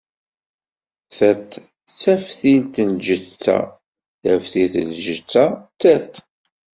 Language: Kabyle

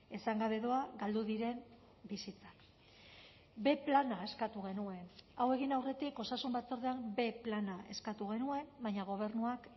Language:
Basque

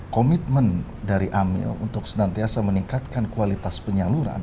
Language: Indonesian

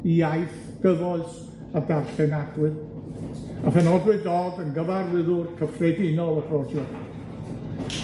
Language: Welsh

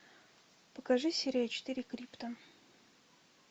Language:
Russian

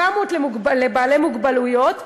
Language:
Hebrew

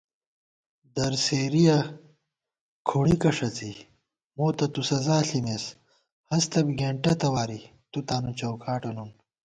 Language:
Gawar-Bati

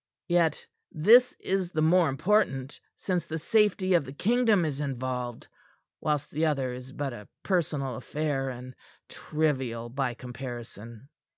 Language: English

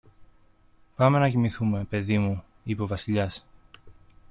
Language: Greek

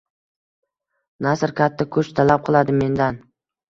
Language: Uzbek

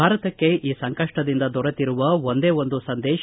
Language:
Kannada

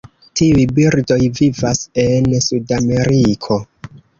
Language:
Esperanto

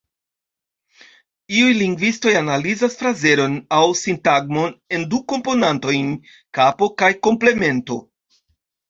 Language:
Esperanto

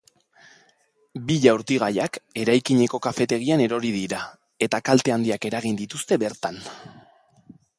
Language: Basque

